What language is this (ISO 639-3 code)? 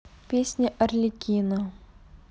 rus